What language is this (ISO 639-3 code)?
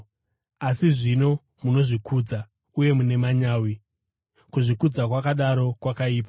sna